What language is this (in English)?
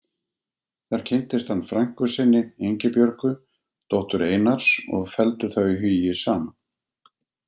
Icelandic